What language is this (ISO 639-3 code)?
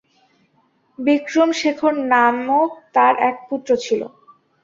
ben